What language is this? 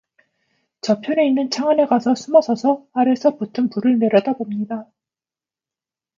Korean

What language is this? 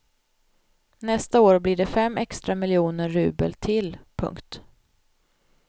Swedish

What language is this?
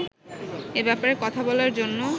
Bangla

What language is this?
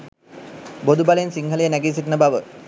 Sinhala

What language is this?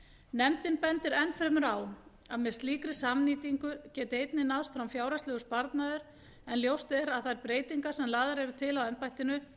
Icelandic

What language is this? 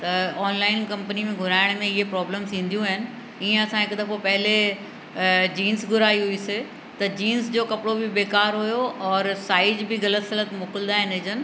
Sindhi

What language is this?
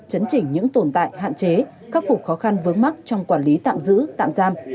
Vietnamese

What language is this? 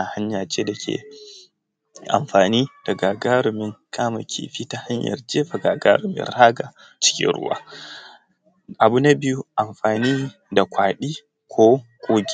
Hausa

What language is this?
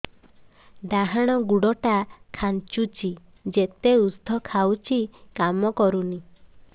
Odia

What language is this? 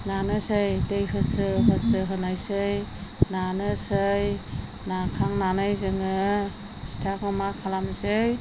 Bodo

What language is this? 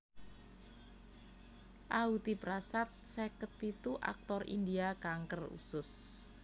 Javanese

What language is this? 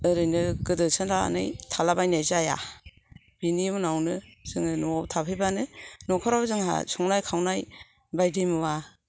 Bodo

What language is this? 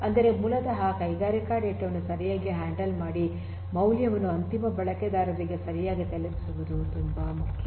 Kannada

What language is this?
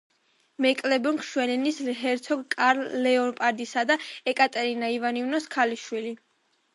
Georgian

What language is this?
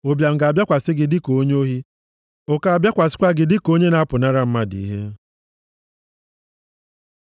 Igbo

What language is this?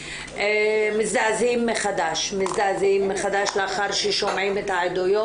Hebrew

